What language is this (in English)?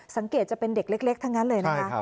Thai